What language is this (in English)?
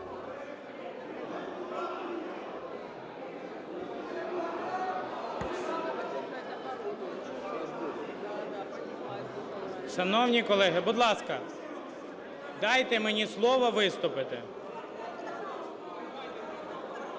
Ukrainian